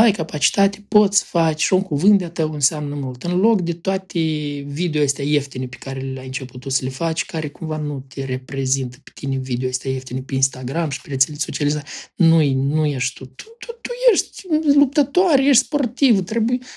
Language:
Romanian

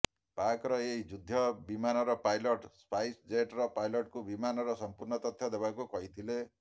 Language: Odia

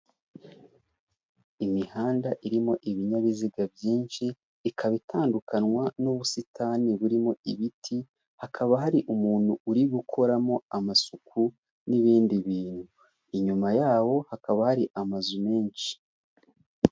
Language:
Kinyarwanda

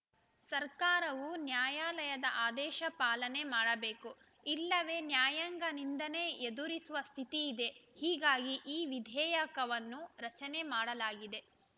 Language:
Kannada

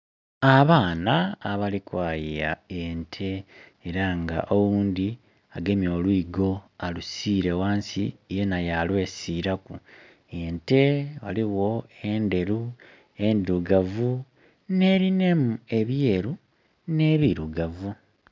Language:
Soga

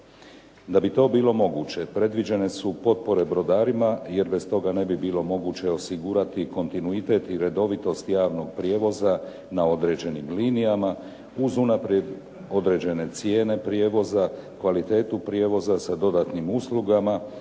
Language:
Croatian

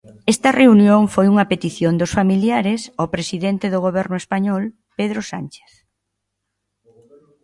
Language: Galician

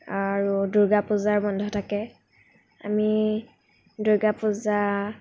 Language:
Assamese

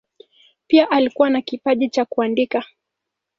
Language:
Swahili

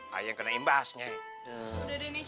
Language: Indonesian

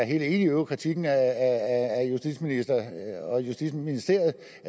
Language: Danish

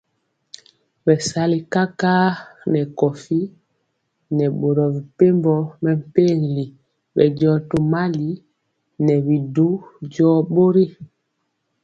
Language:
Mpiemo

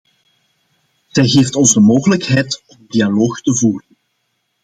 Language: Dutch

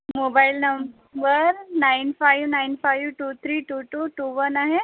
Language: Marathi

